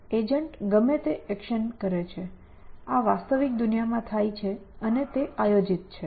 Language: Gujarati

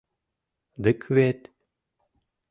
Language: Mari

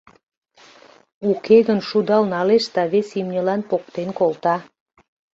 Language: Mari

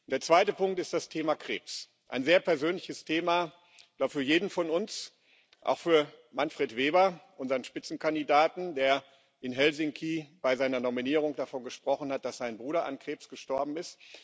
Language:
German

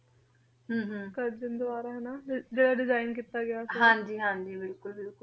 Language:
Punjabi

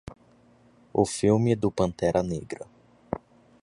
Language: Portuguese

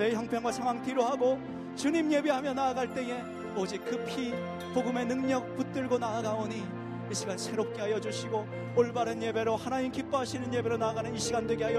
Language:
Korean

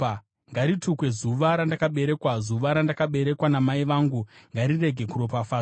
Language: Shona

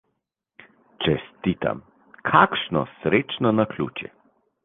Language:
Slovenian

